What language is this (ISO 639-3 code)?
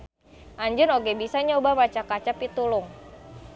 sun